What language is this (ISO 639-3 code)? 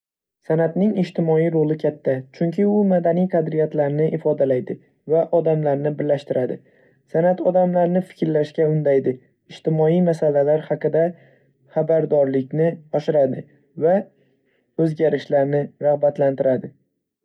uzb